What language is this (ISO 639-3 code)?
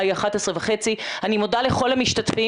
heb